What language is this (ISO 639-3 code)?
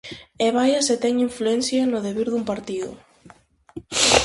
glg